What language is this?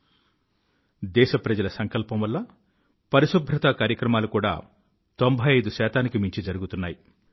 Telugu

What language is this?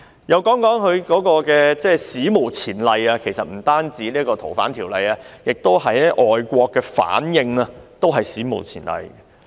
Cantonese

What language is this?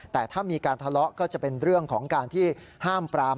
Thai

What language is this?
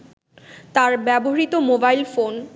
Bangla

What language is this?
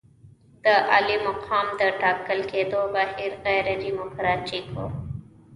Pashto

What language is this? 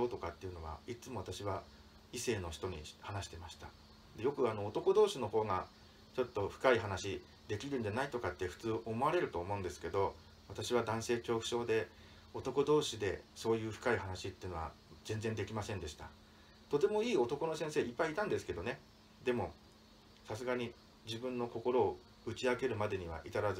Japanese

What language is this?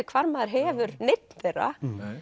Icelandic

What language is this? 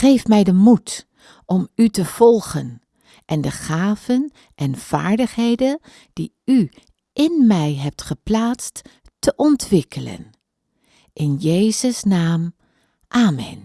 Dutch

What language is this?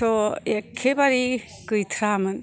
Bodo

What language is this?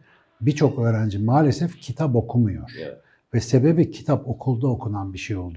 Turkish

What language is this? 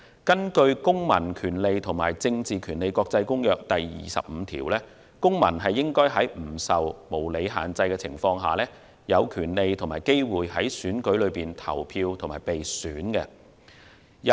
Cantonese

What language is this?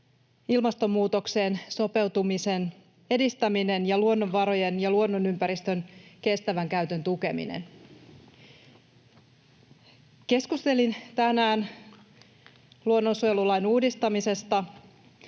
Finnish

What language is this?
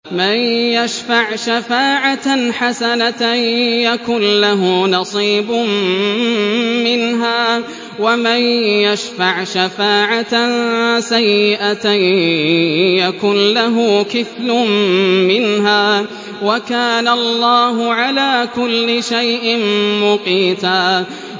Arabic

